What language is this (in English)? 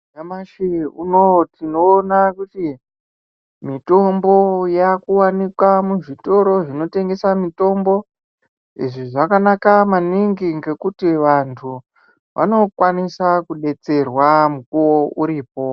Ndau